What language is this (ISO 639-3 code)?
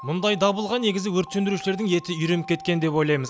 kaz